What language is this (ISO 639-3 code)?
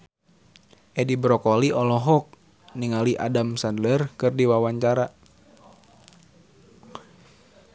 sun